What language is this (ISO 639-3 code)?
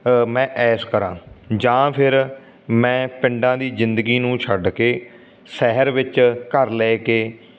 pan